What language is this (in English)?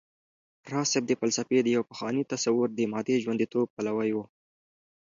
Pashto